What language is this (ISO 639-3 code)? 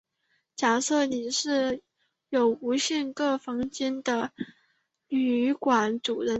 zho